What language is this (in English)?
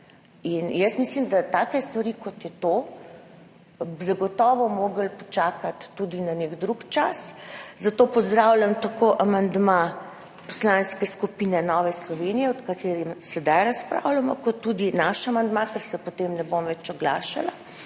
Slovenian